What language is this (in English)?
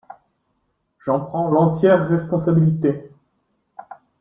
French